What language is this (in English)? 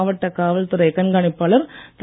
Tamil